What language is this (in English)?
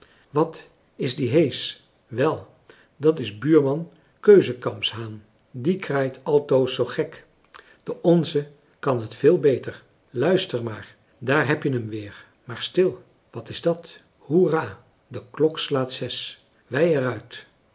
Dutch